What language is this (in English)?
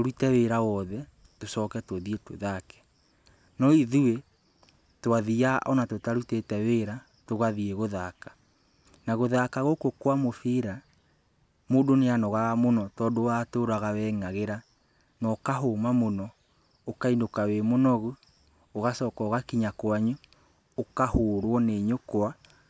Kikuyu